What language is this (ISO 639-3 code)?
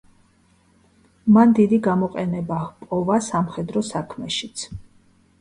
kat